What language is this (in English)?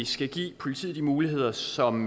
Danish